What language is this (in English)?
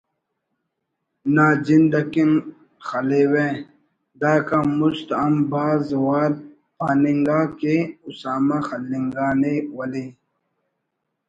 Brahui